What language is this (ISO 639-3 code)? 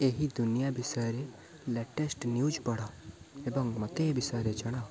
ori